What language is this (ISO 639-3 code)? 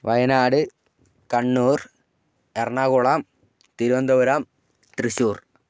mal